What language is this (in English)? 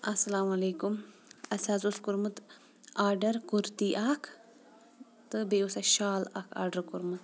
Kashmiri